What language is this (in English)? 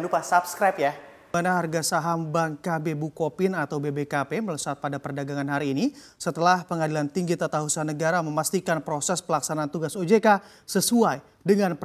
Indonesian